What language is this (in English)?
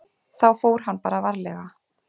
Icelandic